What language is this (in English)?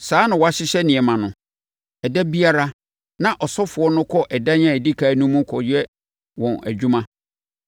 Akan